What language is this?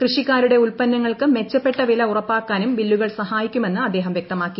Malayalam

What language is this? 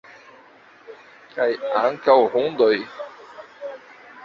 Esperanto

